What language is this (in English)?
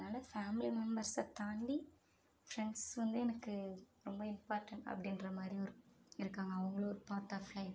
Tamil